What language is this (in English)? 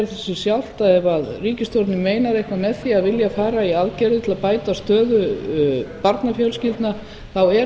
Icelandic